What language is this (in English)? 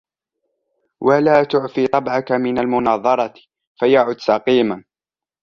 Arabic